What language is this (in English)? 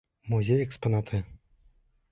Bashkir